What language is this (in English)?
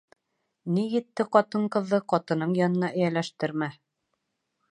Bashkir